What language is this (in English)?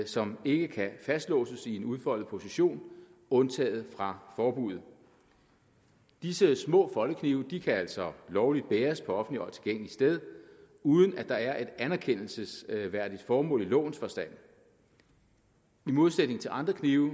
Danish